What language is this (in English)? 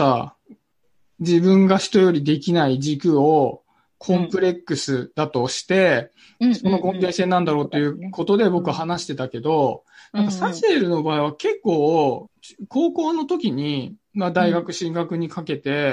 Japanese